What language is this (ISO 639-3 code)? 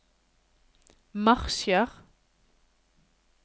nor